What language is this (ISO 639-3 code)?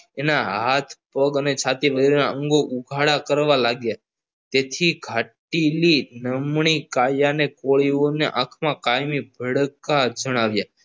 guj